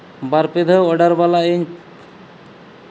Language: Santali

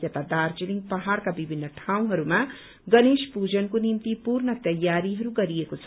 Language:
Nepali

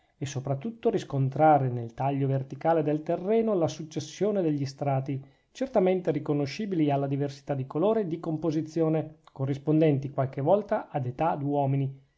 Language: Italian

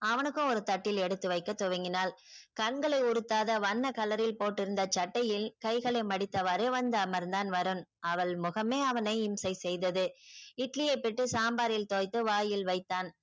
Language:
Tamil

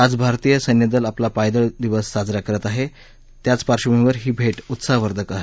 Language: Marathi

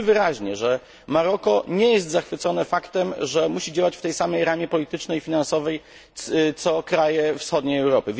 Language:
Polish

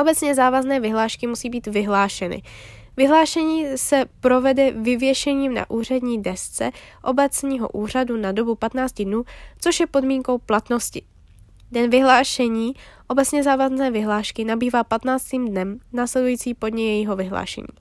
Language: Czech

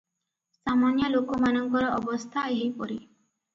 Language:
Odia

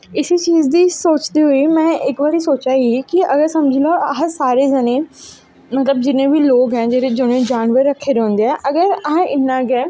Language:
Dogri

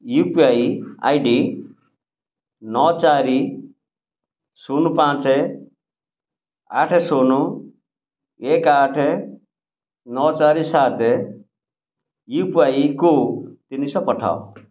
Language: Odia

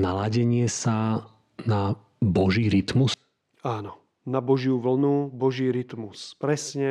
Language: Slovak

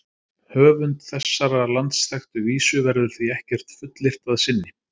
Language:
Icelandic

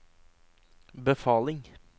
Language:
Norwegian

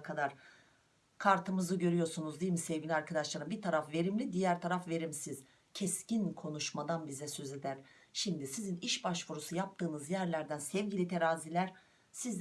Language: Turkish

